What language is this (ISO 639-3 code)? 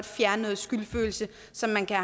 dan